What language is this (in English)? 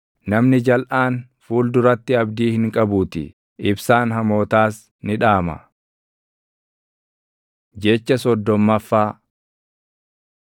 Oromo